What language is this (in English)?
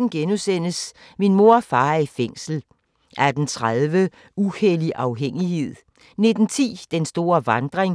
Danish